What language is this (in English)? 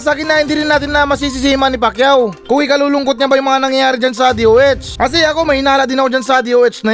Filipino